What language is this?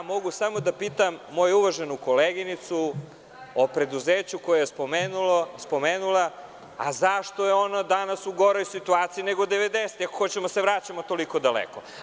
Serbian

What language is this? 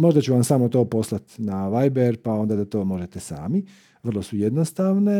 Croatian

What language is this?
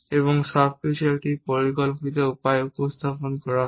Bangla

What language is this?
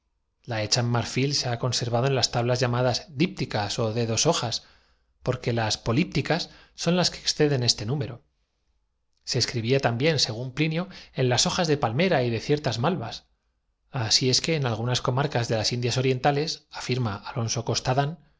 Spanish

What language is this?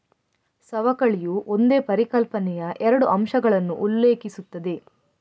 Kannada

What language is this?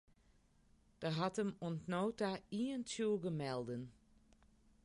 Western Frisian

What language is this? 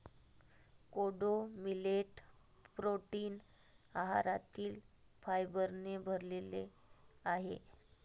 Marathi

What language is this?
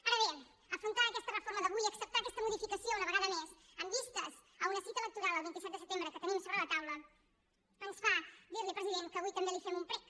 Catalan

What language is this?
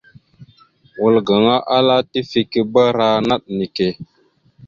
Mada (Cameroon)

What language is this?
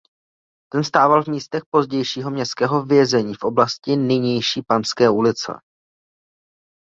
Czech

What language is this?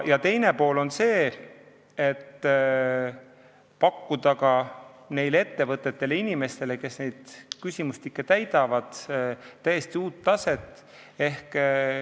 Estonian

